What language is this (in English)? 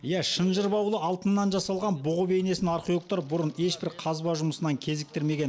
Kazakh